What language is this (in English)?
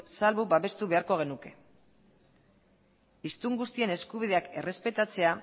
Basque